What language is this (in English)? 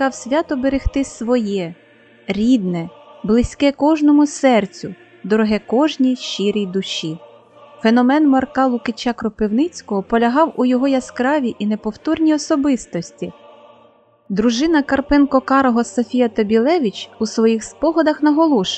Ukrainian